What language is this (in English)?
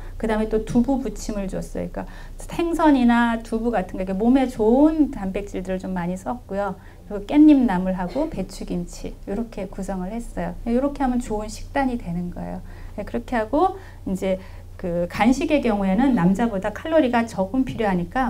Korean